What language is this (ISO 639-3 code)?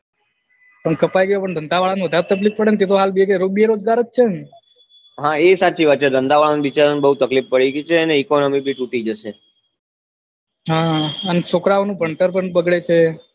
guj